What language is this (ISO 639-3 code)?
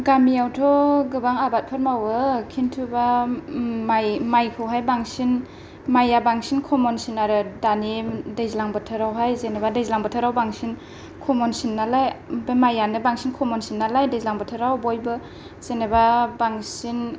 brx